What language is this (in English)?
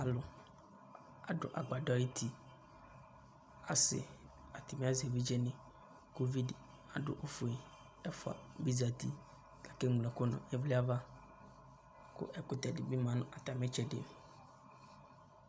Ikposo